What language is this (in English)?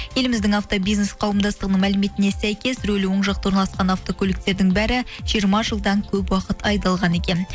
Kazakh